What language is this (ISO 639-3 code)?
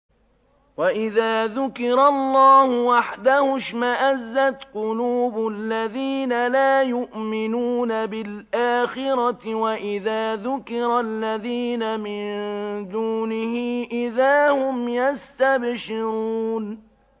ara